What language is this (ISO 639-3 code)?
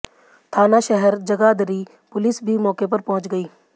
hin